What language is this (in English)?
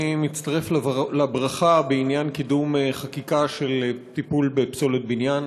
Hebrew